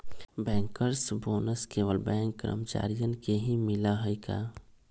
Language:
Magahi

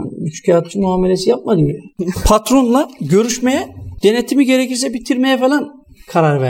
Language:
Turkish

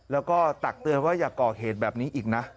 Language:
Thai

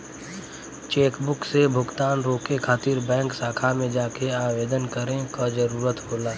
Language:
Bhojpuri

